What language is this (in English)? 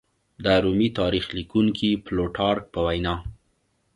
Pashto